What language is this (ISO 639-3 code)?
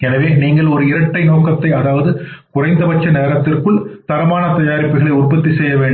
tam